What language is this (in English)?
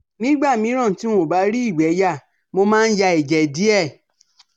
Yoruba